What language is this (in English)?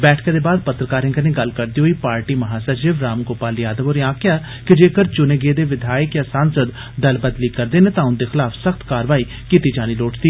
Dogri